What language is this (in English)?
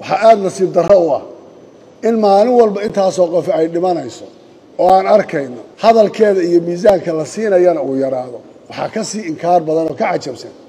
Arabic